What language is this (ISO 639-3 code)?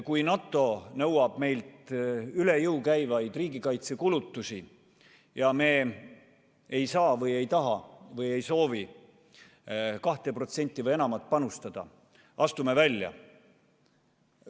est